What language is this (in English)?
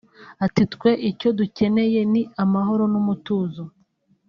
Kinyarwanda